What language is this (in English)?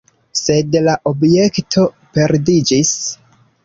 Esperanto